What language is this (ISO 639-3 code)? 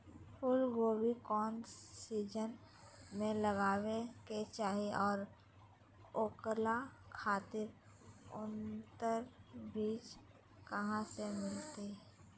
mag